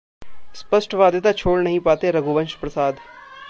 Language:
Hindi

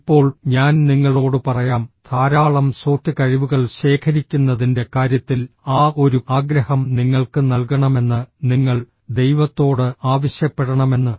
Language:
Malayalam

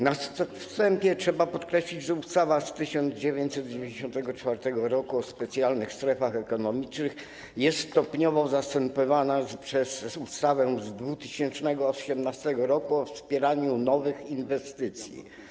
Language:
Polish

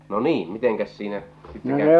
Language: Finnish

